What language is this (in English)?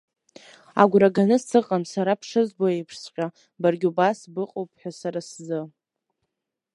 Abkhazian